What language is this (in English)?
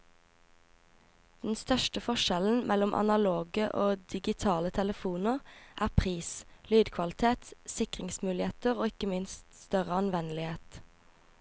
Norwegian